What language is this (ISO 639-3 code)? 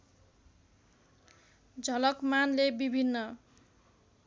nep